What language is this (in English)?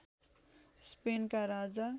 Nepali